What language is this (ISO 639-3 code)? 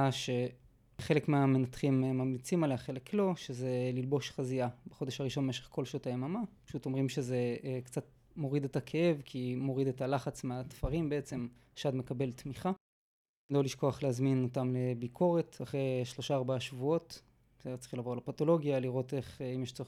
heb